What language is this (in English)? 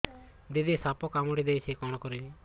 Odia